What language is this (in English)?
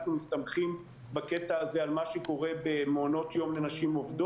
Hebrew